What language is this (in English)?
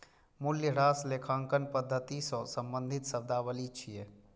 Maithili